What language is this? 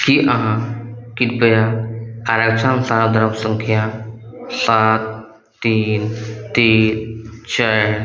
Maithili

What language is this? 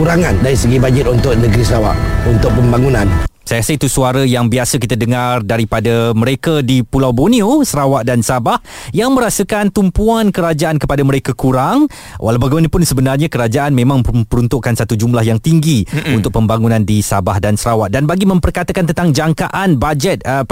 Malay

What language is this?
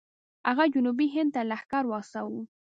Pashto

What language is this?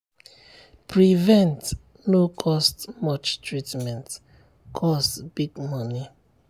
Nigerian Pidgin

